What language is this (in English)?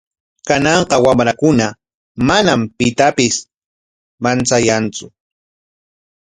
Corongo Ancash Quechua